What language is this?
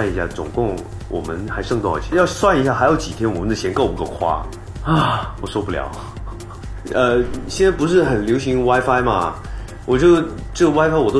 Chinese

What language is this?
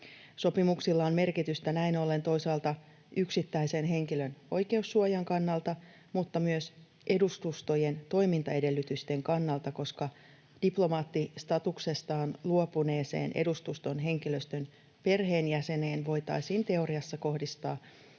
Finnish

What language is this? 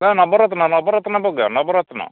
Odia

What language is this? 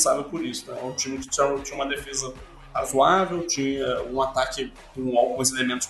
Portuguese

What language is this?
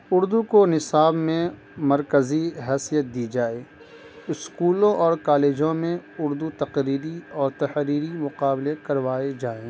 Urdu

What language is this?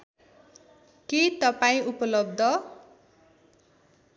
Nepali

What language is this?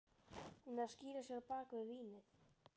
Icelandic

